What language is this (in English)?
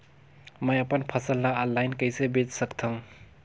Chhattisgarhi